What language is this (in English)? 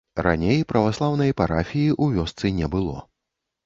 Belarusian